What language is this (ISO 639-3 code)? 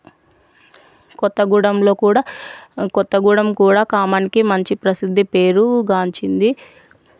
tel